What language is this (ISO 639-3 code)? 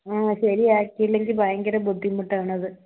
mal